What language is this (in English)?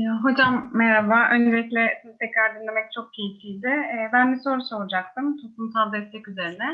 Turkish